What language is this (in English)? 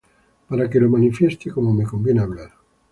Spanish